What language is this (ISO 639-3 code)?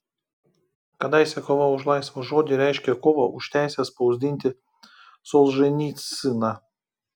lit